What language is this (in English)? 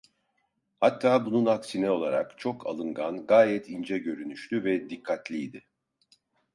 Turkish